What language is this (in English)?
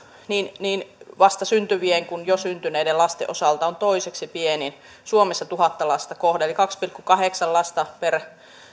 Finnish